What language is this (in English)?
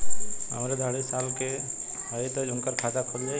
Bhojpuri